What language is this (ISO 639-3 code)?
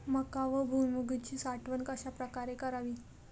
mar